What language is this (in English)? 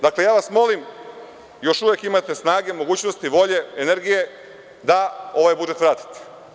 Serbian